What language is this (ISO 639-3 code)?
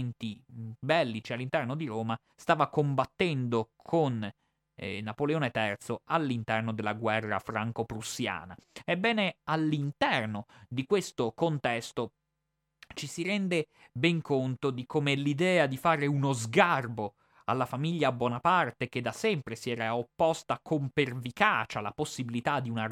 ita